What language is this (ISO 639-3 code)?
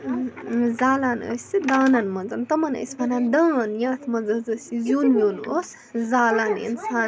kas